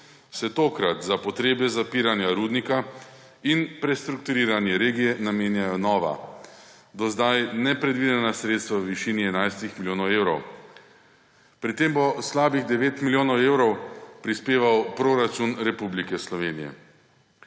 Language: Slovenian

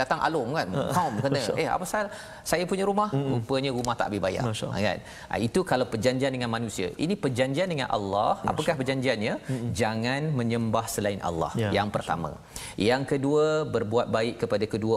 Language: Malay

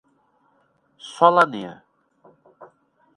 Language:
Portuguese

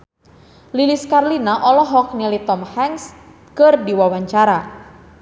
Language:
Sundanese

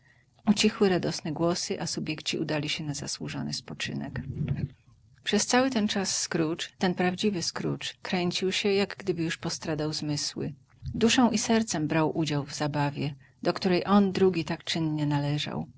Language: Polish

